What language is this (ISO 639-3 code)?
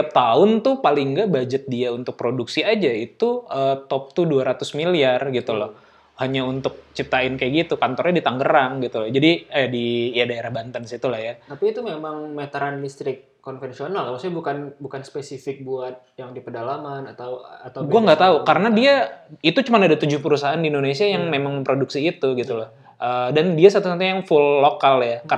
ind